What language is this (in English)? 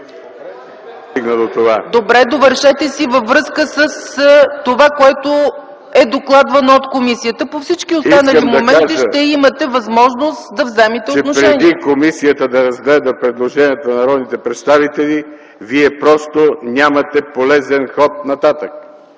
Bulgarian